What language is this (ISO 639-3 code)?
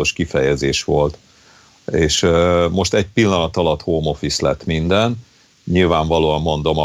hun